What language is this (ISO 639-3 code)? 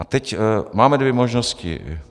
ces